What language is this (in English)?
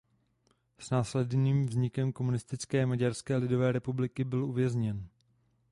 Czech